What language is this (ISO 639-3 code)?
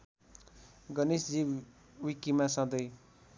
nep